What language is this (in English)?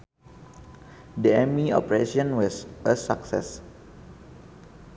Sundanese